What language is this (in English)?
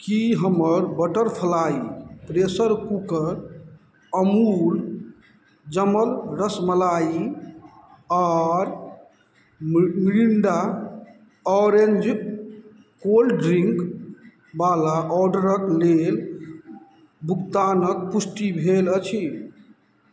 Maithili